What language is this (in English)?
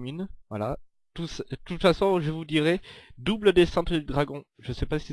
French